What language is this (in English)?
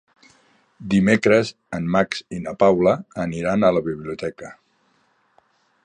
Catalan